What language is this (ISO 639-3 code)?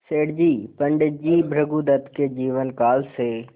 hin